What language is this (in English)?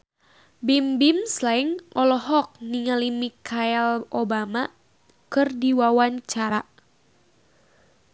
Sundanese